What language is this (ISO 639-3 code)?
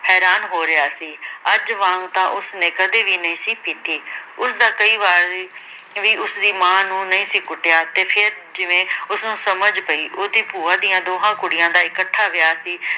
pan